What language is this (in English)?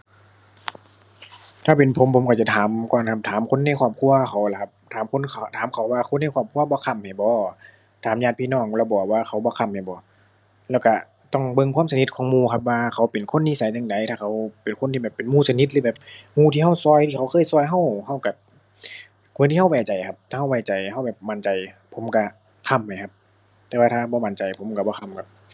Thai